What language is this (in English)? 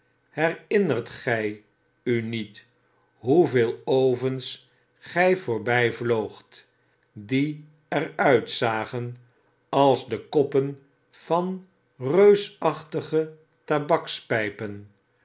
Dutch